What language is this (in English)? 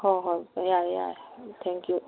Manipuri